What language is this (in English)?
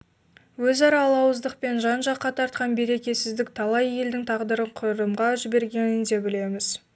Kazakh